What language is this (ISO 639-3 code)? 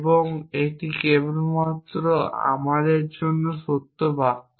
ben